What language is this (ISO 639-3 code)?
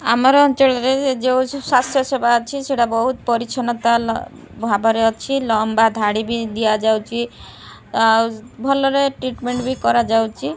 ori